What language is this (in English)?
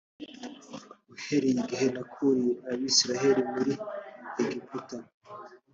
Kinyarwanda